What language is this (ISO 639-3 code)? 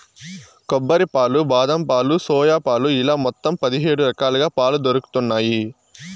tel